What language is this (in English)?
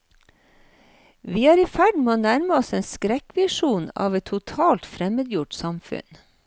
Norwegian